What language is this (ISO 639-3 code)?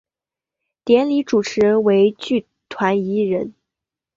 zho